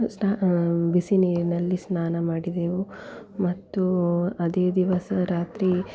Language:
Kannada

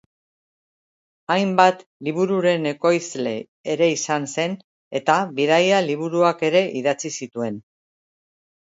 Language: Basque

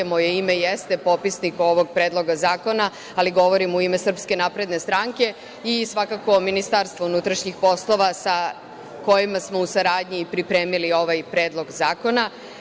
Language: Serbian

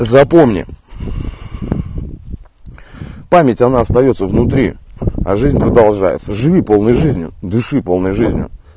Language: Russian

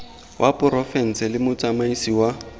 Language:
Tswana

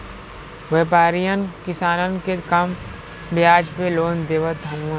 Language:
Bhojpuri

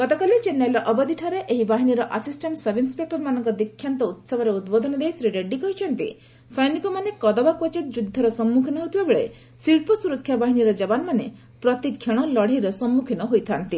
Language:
Odia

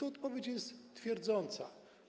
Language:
Polish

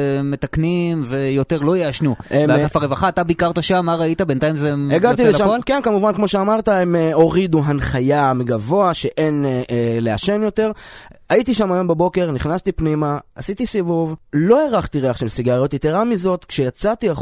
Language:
Hebrew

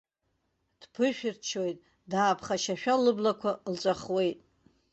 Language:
Abkhazian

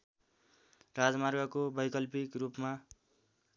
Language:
Nepali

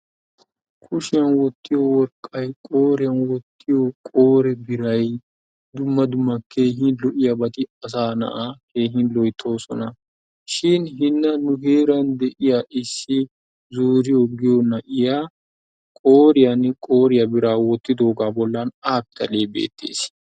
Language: Wolaytta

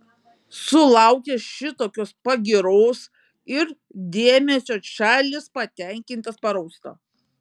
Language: Lithuanian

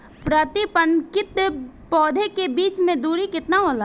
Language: Bhojpuri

